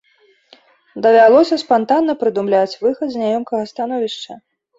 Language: Belarusian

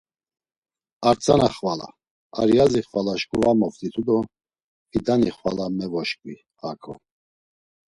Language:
Laz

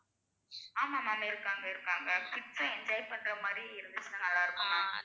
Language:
Tamil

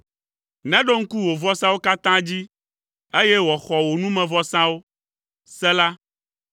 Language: Ewe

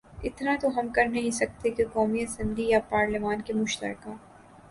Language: Urdu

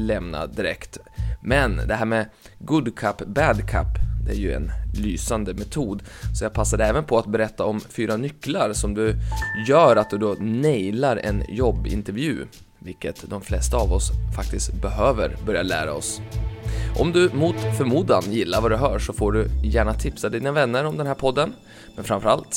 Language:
Swedish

